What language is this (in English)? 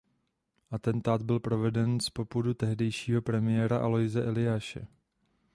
Czech